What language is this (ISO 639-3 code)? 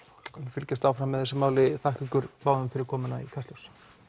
isl